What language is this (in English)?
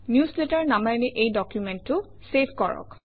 Assamese